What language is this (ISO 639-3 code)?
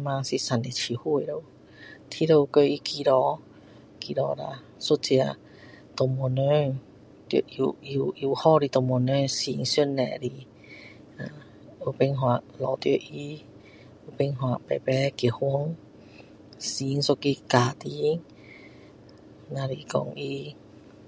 cdo